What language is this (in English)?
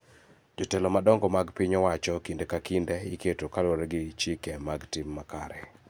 Luo (Kenya and Tanzania)